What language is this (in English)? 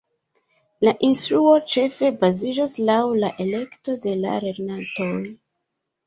Esperanto